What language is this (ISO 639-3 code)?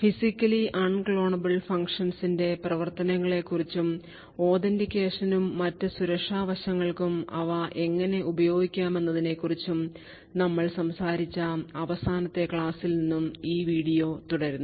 mal